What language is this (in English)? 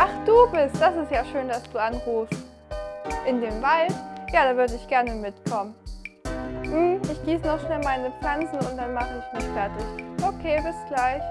German